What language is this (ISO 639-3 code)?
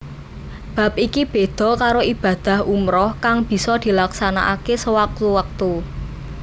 jav